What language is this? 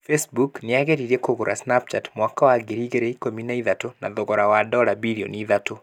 Kikuyu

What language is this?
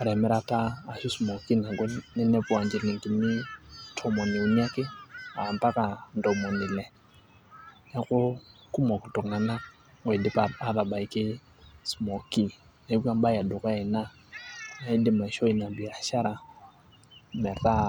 Masai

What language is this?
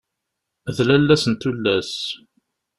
Kabyle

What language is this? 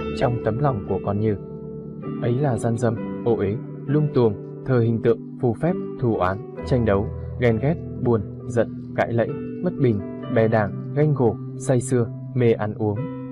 Vietnamese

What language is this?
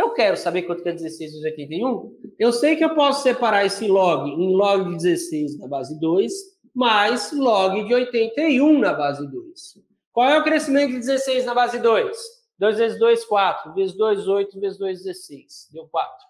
Portuguese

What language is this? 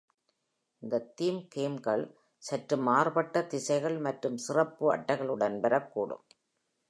Tamil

